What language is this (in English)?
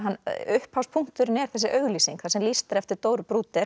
Icelandic